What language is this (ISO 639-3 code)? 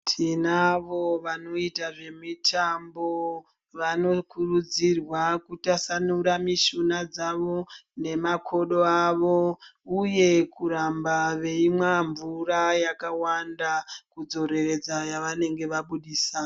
ndc